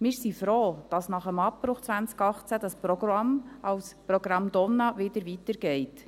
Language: Swiss German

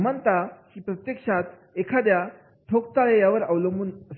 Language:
Marathi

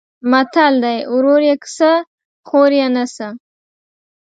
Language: Pashto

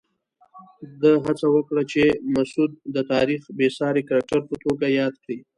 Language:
Pashto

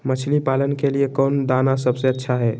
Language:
Magahi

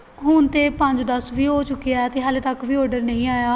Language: Punjabi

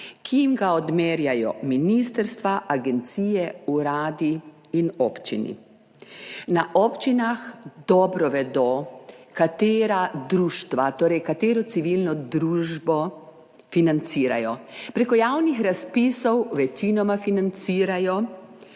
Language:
Slovenian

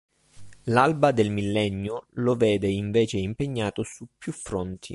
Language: Italian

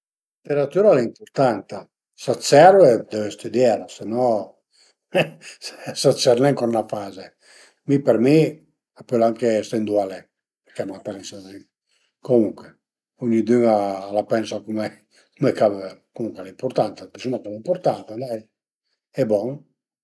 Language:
Piedmontese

